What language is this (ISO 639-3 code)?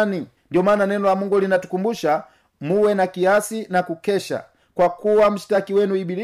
swa